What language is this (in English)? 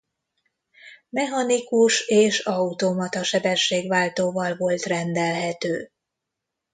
Hungarian